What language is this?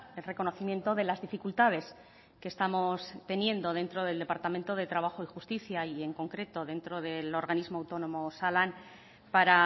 Spanish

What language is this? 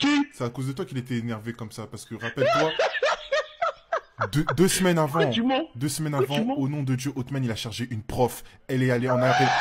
French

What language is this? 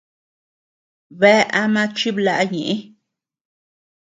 Tepeuxila Cuicatec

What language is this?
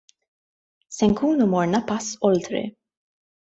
Maltese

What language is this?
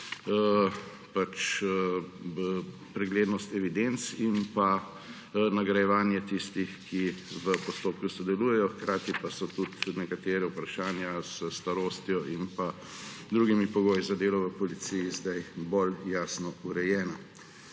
Slovenian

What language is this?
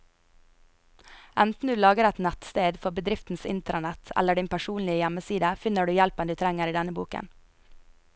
Norwegian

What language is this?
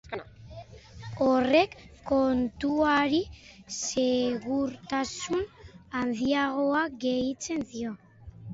Basque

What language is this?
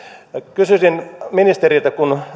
Finnish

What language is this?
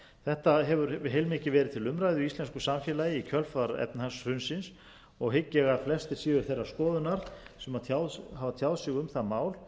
Icelandic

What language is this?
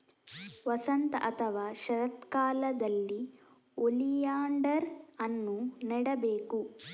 Kannada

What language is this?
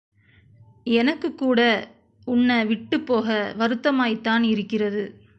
Tamil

